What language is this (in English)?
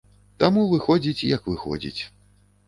Belarusian